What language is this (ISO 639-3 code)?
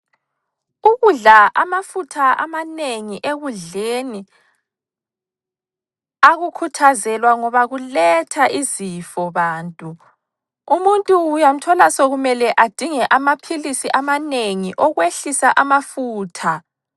nde